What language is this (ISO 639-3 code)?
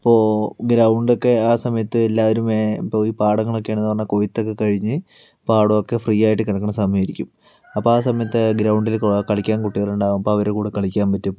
mal